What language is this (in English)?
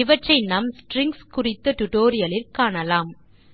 Tamil